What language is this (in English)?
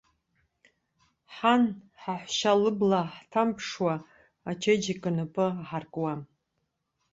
Abkhazian